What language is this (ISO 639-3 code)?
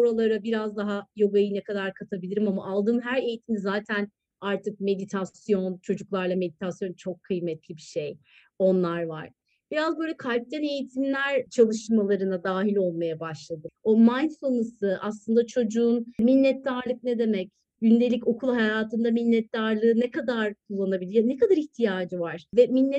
tur